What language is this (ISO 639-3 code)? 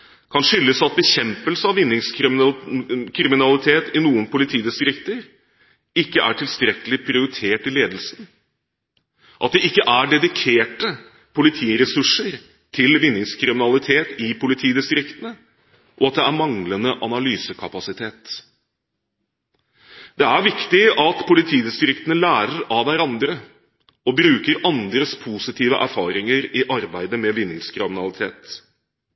nob